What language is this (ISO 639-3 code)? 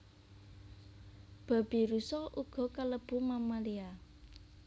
jav